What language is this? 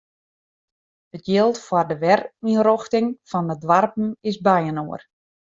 Western Frisian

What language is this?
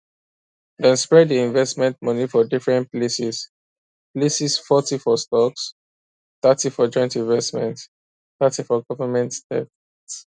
Nigerian Pidgin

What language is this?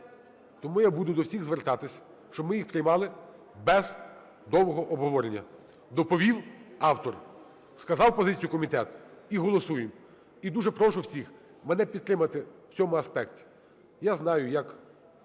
Ukrainian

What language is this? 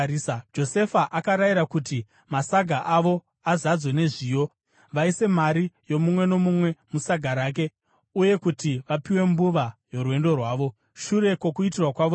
Shona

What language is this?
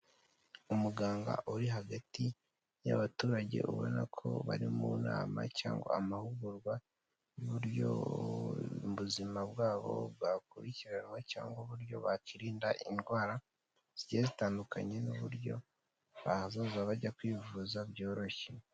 Kinyarwanda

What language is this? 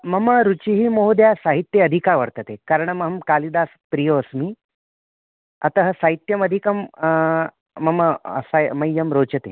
Sanskrit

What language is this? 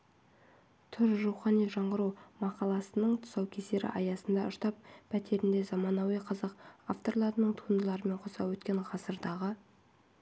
Kazakh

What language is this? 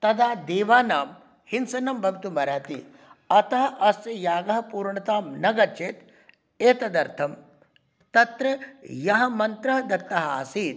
Sanskrit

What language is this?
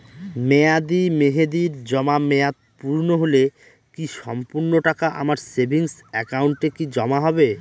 Bangla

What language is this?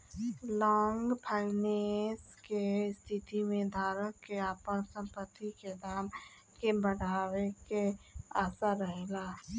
Bhojpuri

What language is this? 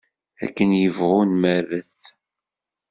Kabyle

